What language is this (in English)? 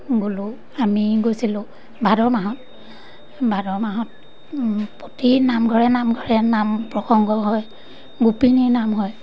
Assamese